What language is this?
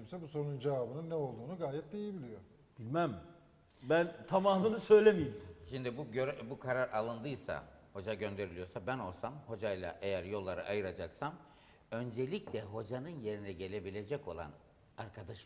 Turkish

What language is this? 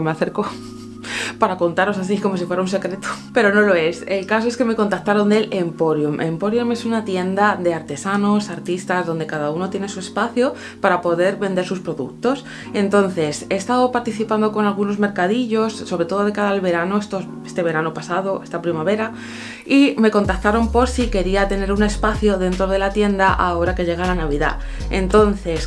Spanish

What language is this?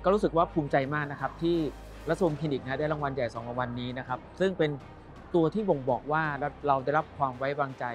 Thai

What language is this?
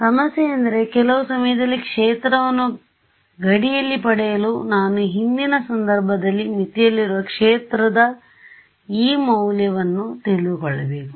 Kannada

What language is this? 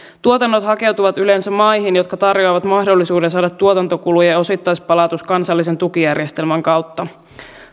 Finnish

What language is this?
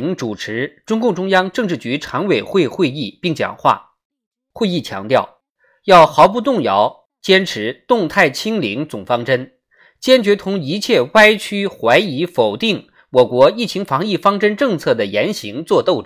Chinese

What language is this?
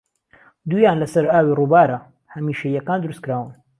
Central Kurdish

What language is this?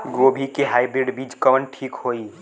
Bhojpuri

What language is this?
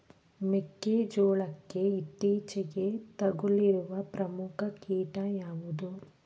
Kannada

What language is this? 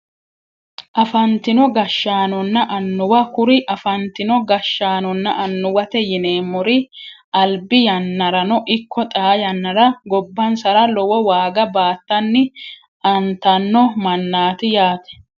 Sidamo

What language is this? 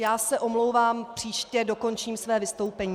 Czech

